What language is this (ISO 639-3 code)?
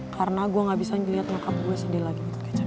ind